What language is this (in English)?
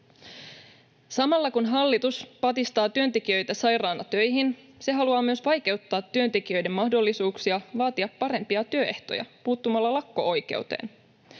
Finnish